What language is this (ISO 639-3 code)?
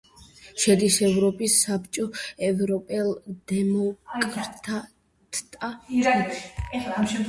kat